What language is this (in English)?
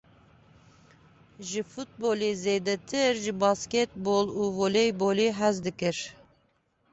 Kurdish